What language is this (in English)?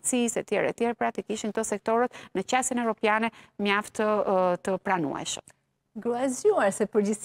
Romanian